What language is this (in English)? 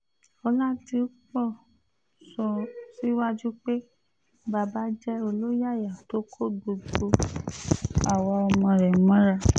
Yoruba